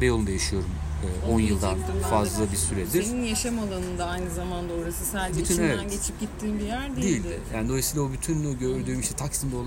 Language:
Turkish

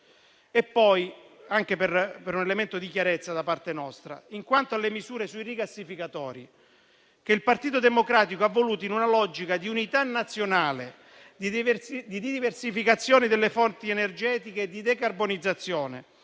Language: Italian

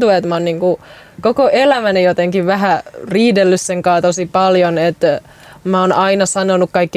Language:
Finnish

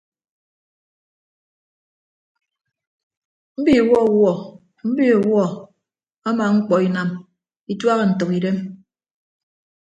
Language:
Ibibio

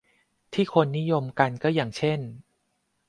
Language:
Thai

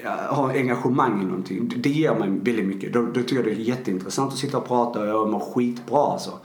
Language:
Swedish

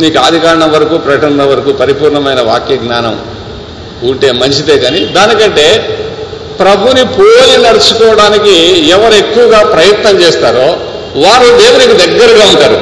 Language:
Telugu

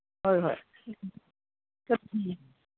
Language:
Manipuri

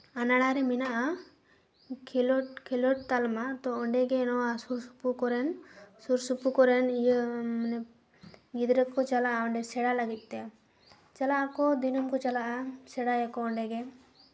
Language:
Santali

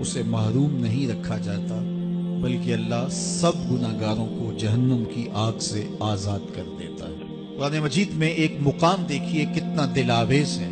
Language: Urdu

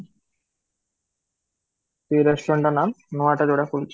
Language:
Odia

